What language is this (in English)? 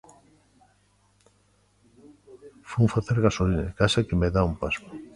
Galician